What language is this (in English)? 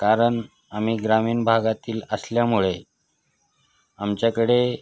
Marathi